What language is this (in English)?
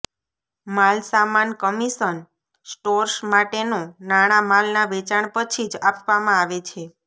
Gujarati